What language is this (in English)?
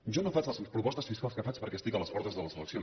Catalan